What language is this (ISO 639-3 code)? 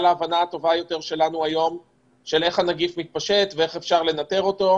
heb